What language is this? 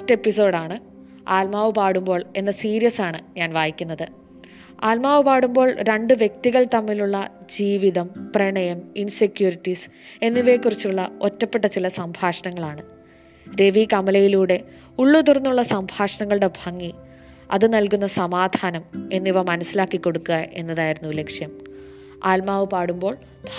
Malayalam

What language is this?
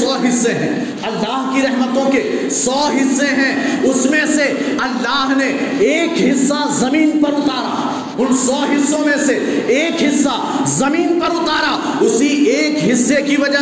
Urdu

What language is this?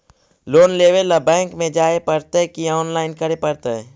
Magahi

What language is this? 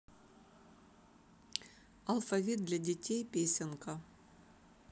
Russian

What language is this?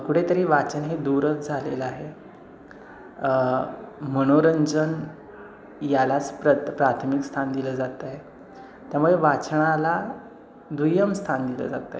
Marathi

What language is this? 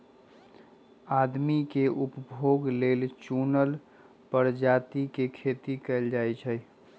Magahi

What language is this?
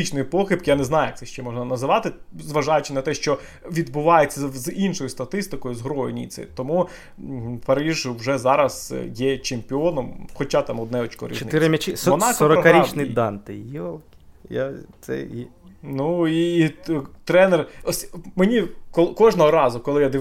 Ukrainian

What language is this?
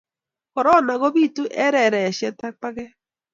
Kalenjin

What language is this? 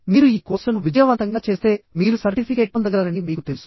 Telugu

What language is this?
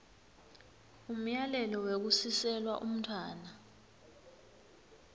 Swati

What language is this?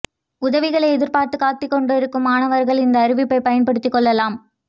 Tamil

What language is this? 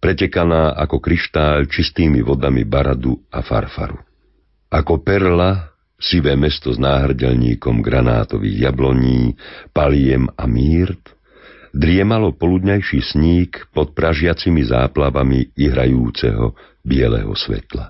Slovak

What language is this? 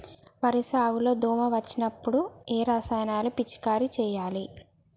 Telugu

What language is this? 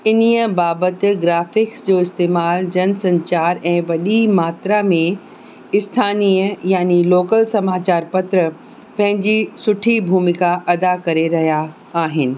Sindhi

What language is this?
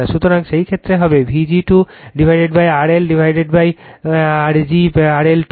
Bangla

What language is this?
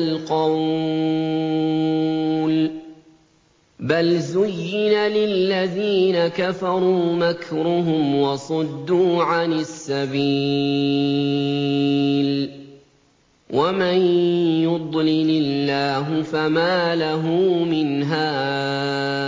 Arabic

